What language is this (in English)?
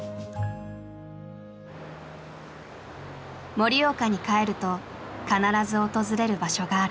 Japanese